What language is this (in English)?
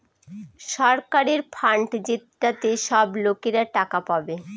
Bangla